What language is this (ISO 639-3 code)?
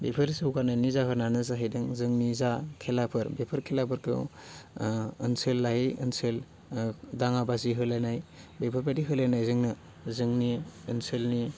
brx